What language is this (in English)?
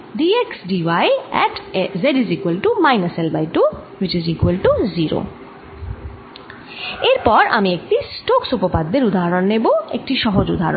Bangla